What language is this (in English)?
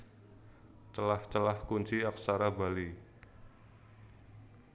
Javanese